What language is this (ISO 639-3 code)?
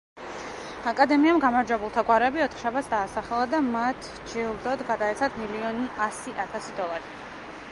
kat